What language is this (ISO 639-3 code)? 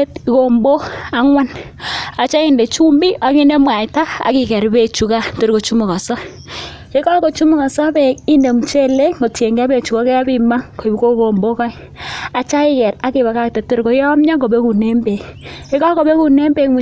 kln